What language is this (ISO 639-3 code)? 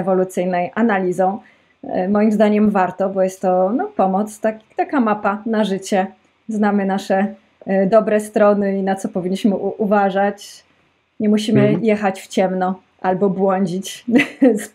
pol